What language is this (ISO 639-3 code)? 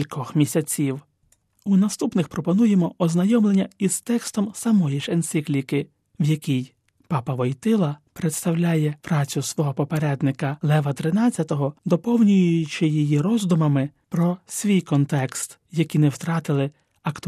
ukr